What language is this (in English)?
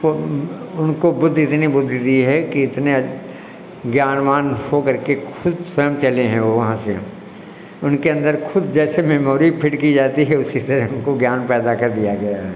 Hindi